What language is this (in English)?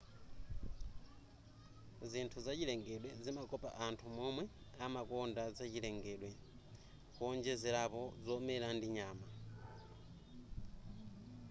Nyanja